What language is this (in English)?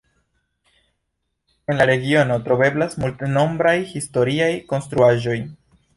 Esperanto